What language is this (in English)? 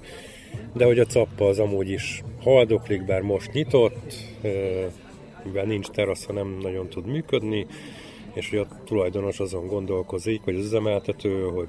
Hungarian